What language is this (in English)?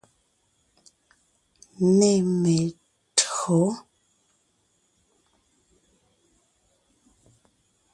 Ngiemboon